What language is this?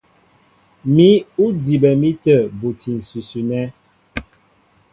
Mbo (Cameroon)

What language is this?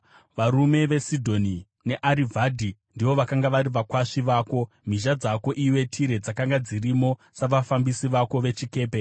Shona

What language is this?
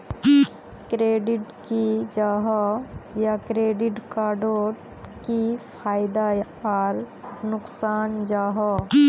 Magahi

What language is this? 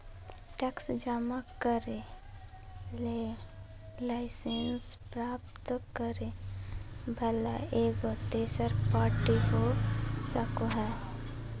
Magahi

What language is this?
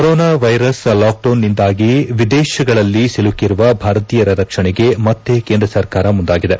Kannada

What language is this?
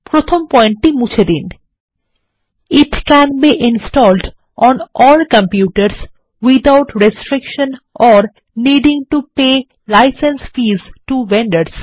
Bangla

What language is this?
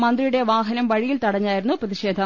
Malayalam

